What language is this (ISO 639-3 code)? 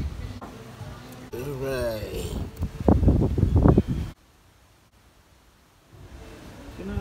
nld